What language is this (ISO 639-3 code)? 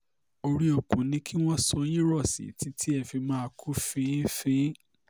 yor